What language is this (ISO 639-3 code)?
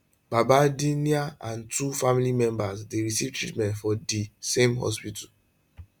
pcm